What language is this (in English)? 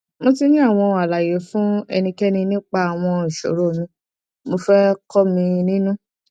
Yoruba